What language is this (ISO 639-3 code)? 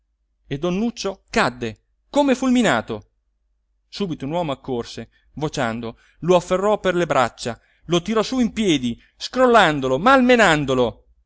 ita